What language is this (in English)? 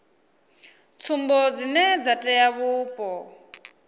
Venda